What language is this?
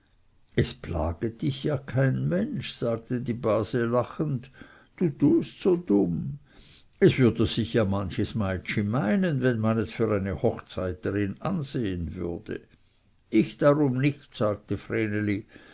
German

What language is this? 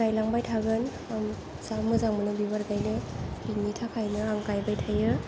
Bodo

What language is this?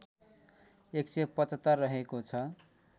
Nepali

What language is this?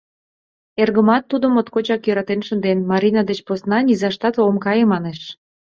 Mari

